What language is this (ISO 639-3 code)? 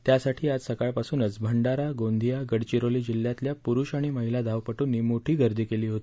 mar